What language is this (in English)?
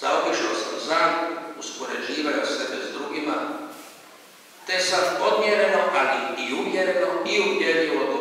Romanian